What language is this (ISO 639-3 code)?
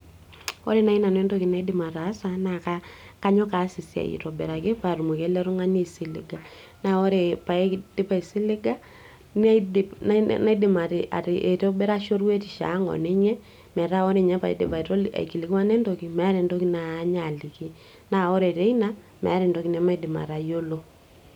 mas